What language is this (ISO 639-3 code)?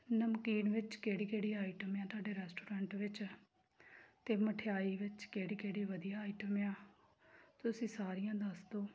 pan